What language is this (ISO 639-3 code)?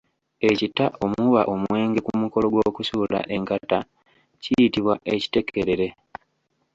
lug